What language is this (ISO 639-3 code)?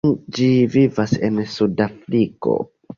epo